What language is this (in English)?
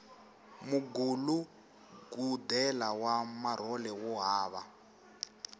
Tsonga